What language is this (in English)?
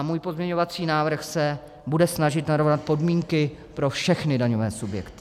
Czech